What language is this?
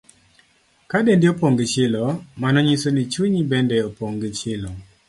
Luo (Kenya and Tanzania)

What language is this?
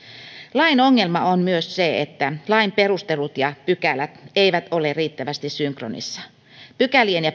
Finnish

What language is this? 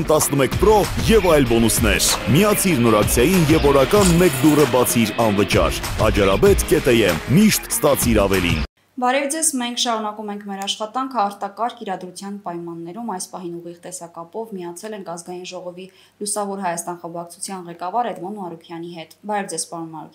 Romanian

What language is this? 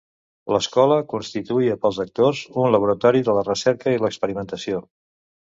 Catalan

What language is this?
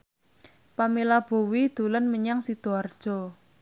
Javanese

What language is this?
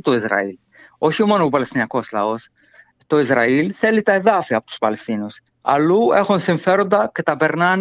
Greek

